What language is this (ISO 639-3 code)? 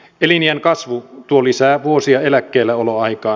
fin